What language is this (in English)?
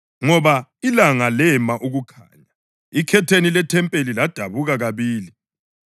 North Ndebele